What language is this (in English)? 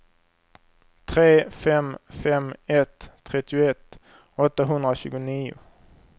Swedish